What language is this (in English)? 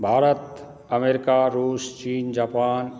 Maithili